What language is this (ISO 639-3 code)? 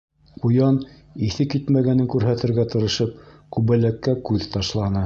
bak